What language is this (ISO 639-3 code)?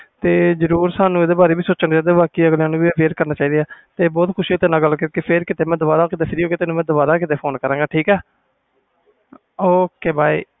pan